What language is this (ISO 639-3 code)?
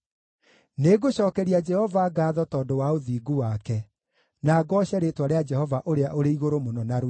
kik